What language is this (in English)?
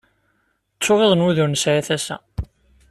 Kabyle